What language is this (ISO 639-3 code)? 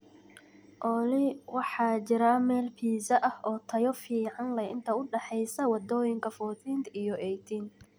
som